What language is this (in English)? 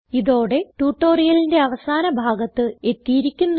Malayalam